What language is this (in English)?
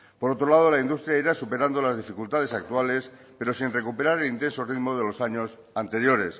Spanish